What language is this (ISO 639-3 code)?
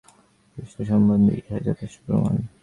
ben